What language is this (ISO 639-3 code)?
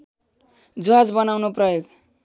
nep